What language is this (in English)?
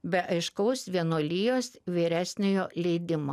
Lithuanian